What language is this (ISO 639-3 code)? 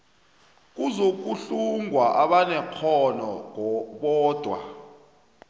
nbl